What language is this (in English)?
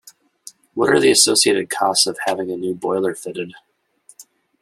English